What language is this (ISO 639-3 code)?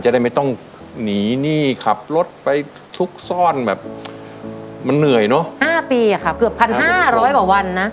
tha